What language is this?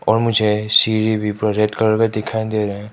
Hindi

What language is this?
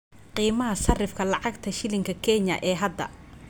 Somali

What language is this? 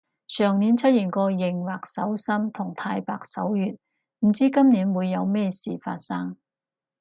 Cantonese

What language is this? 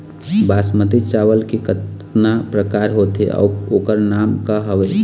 Chhattisgarhi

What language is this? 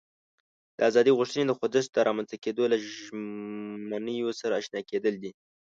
Pashto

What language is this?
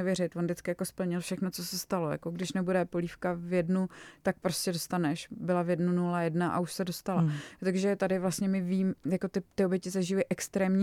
Czech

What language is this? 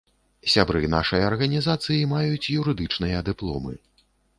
Belarusian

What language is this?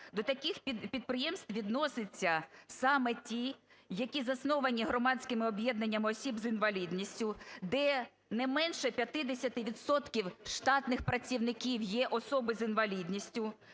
Ukrainian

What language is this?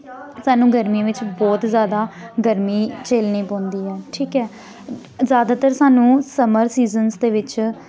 Dogri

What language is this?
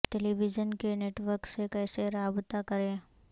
Urdu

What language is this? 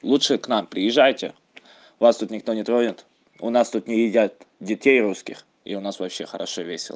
Russian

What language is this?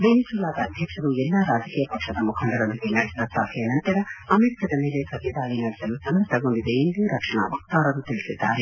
Kannada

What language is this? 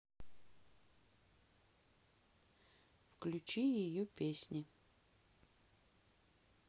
Russian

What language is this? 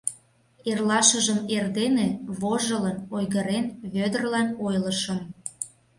Mari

